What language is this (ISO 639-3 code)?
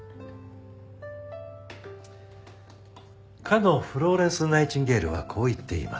jpn